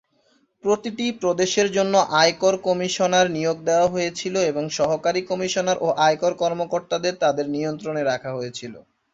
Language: Bangla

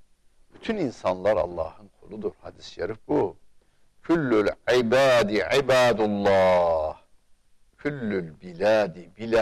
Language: Turkish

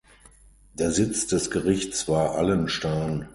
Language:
German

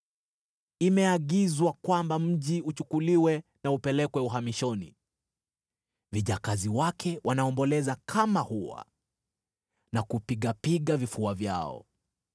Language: Swahili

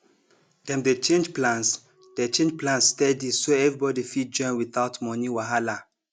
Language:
Nigerian Pidgin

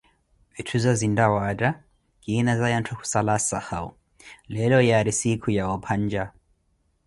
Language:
Koti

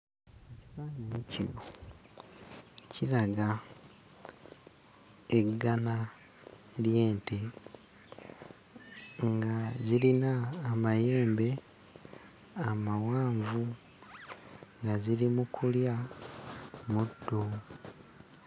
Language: Ganda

